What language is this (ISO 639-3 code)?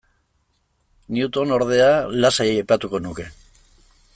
eus